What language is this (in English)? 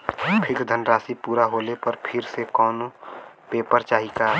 Bhojpuri